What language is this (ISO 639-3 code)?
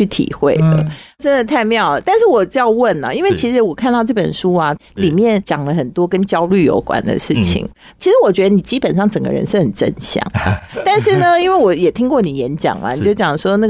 zho